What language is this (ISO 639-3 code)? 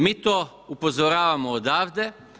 hrv